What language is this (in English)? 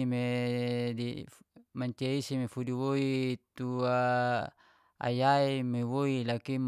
Geser-Gorom